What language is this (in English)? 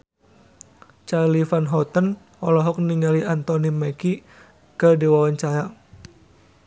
Sundanese